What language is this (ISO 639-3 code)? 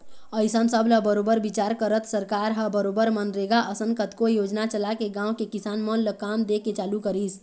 hne